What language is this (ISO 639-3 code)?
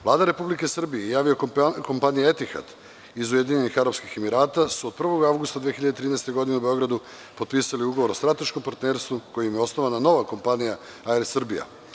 srp